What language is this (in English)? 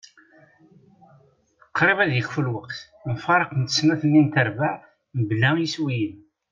Kabyle